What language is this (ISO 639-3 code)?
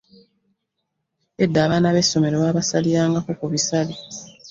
lug